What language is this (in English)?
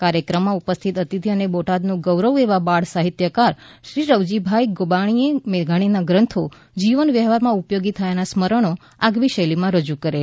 Gujarati